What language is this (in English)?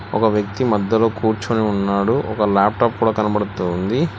Telugu